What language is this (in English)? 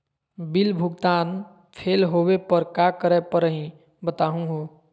Magahi